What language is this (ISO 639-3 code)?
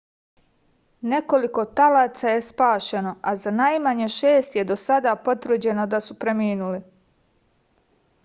srp